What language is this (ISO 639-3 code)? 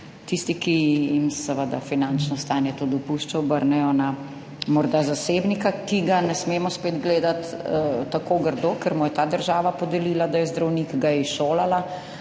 slv